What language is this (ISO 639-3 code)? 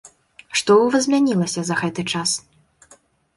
bel